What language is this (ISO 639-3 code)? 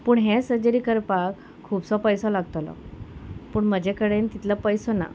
kok